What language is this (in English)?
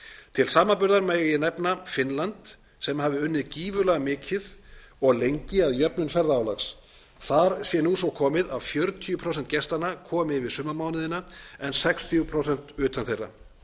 Icelandic